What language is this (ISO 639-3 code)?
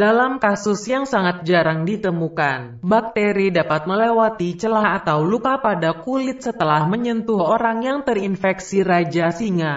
ind